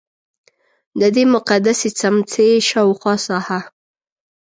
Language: Pashto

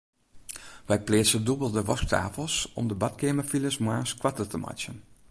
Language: Western Frisian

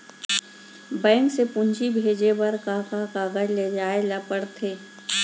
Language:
Chhattisgarhi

